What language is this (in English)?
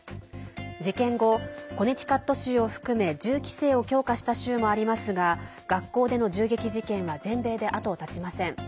Japanese